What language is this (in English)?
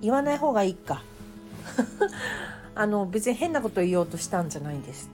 Japanese